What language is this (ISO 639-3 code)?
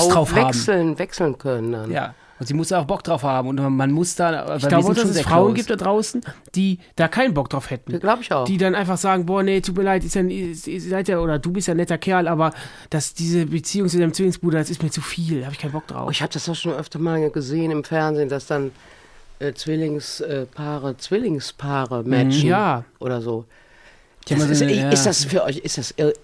deu